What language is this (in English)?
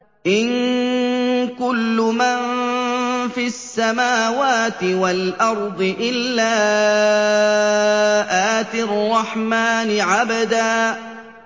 Arabic